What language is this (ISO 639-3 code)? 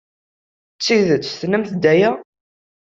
kab